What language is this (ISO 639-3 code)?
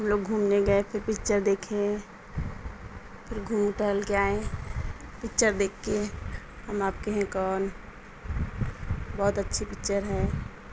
urd